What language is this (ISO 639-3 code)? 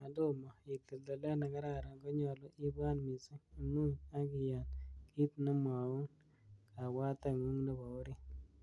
kln